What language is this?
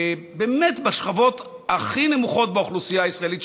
Hebrew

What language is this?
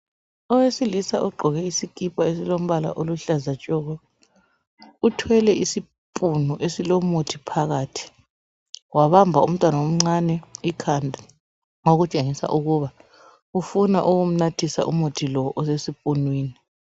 North Ndebele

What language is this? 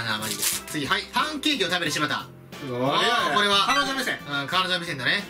Japanese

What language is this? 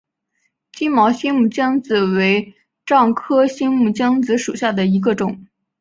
Chinese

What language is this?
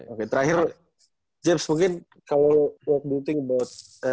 Indonesian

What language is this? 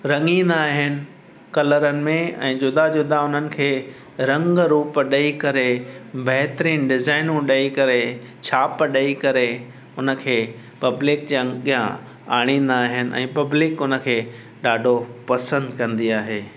Sindhi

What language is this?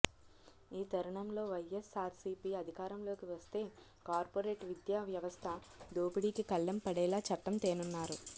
Telugu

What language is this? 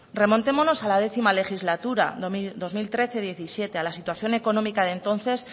Spanish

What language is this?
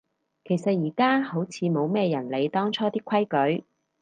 Cantonese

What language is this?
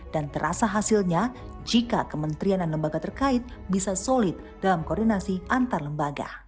Indonesian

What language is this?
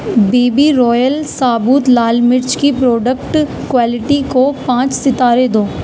Urdu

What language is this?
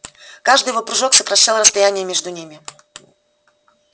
Russian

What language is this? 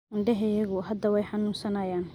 Somali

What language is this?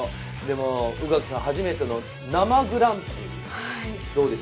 Japanese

